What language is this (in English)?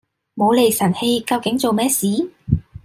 Cantonese